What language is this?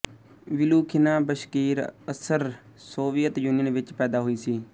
Punjabi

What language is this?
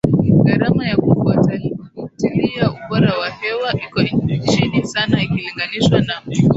Swahili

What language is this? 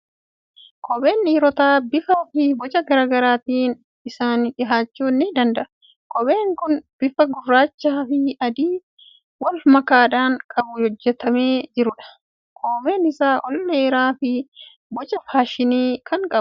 Oromo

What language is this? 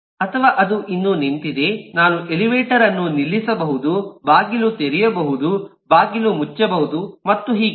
Kannada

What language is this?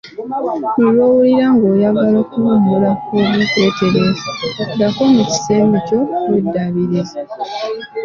Ganda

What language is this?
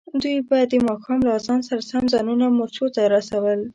Pashto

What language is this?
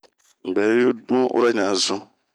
Bomu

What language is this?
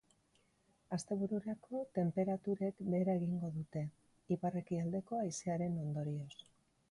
Basque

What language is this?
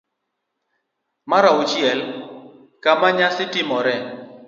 Luo (Kenya and Tanzania)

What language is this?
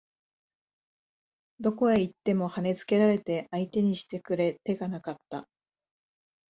Japanese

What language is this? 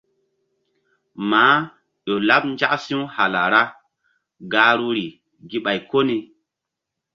Mbum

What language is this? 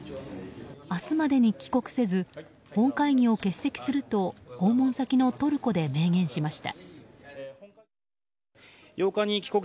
Japanese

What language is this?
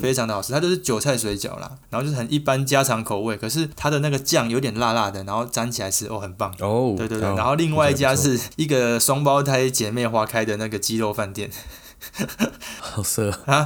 Chinese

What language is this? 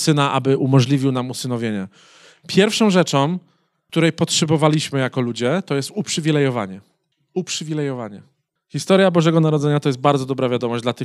Polish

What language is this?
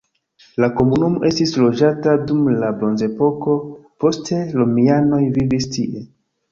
Esperanto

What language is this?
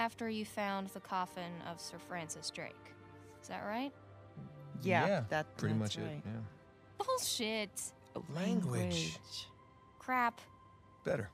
English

